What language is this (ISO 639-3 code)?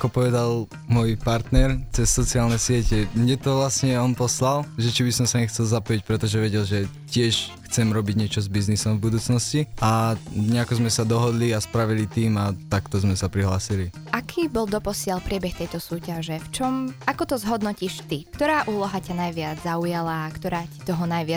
slk